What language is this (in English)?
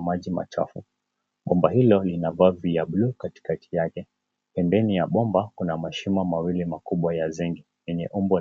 Swahili